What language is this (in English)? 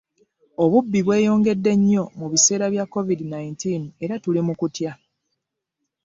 Ganda